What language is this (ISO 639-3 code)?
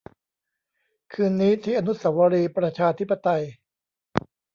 tha